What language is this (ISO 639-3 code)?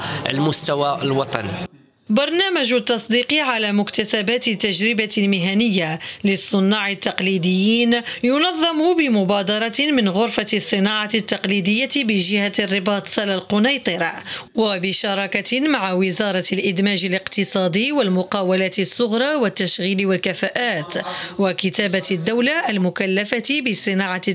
ara